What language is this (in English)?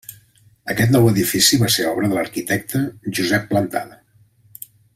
Catalan